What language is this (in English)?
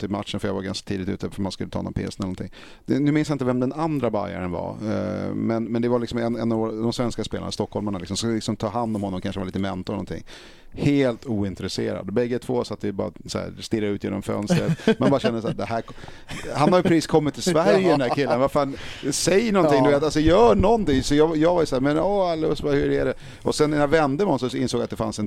Swedish